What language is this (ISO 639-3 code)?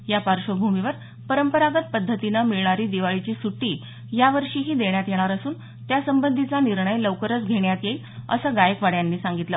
mar